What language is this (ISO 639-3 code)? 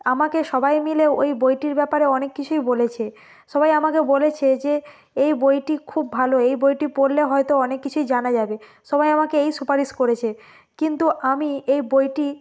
ben